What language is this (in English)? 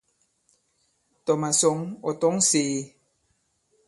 Bankon